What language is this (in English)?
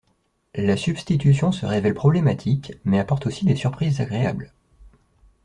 French